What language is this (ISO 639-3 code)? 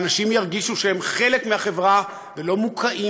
heb